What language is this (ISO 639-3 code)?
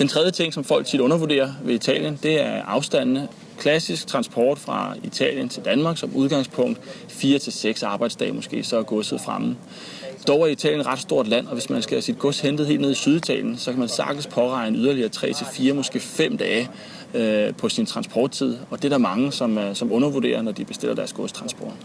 dan